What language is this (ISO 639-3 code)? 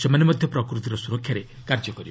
ori